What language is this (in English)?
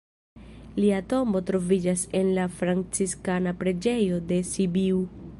Esperanto